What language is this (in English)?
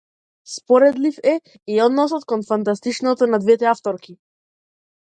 Macedonian